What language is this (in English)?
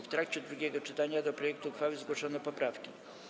Polish